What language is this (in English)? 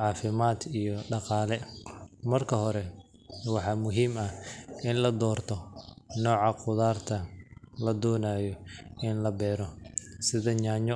Somali